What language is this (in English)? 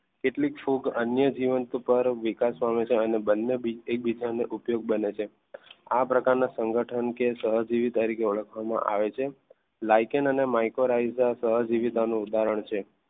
Gujarati